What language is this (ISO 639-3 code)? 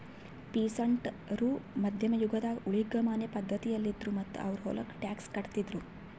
kan